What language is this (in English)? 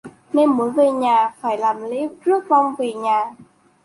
Vietnamese